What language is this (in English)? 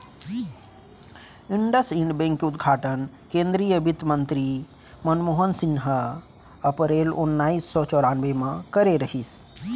Chhattisgarhi